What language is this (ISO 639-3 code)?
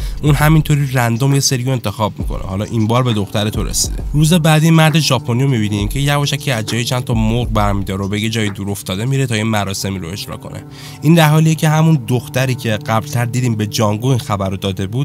fas